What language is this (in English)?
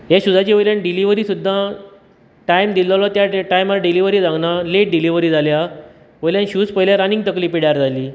Konkani